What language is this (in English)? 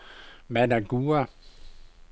Danish